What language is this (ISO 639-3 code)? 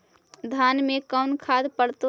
mag